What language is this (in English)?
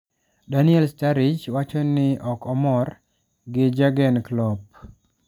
Luo (Kenya and Tanzania)